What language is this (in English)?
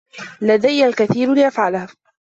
Arabic